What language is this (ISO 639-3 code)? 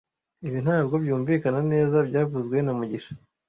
kin